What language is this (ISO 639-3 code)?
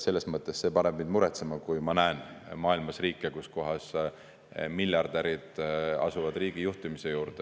est